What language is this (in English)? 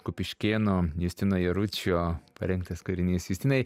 Lithuanian